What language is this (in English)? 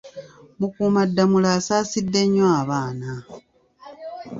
Ganda